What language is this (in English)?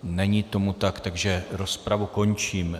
Czech